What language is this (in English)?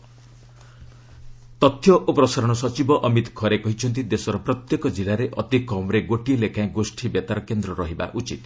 Odia